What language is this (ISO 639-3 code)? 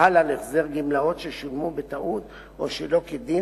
heb